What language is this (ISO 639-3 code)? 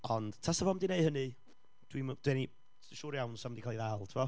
cym